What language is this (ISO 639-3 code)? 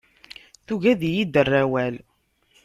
kab